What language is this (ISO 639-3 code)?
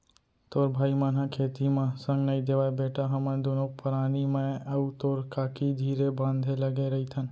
hne